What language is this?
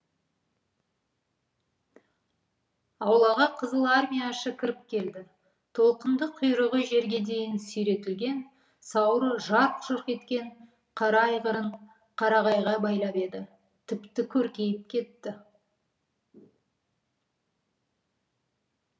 Kazakh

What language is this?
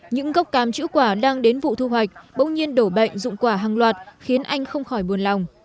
Vietnamese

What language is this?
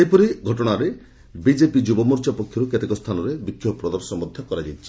Odia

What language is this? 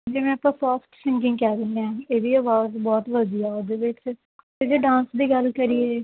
Punjabi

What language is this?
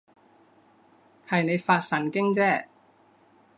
Cantonese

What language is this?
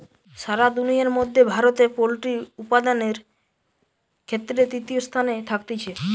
Bangla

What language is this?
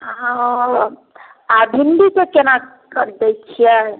Maithili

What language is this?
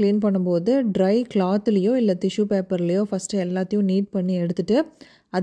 Tamil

